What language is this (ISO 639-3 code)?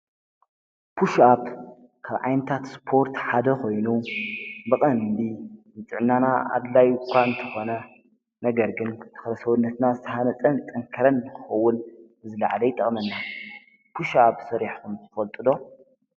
tir